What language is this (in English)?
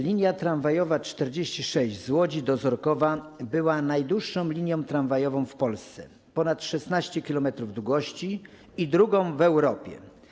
Polish